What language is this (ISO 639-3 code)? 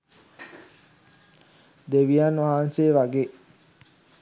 sin